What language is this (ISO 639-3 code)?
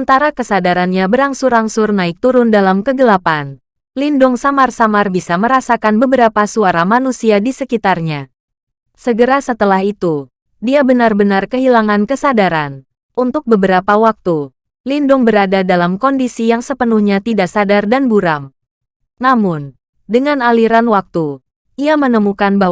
ind